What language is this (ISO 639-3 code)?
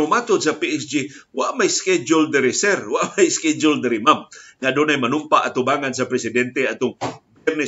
fil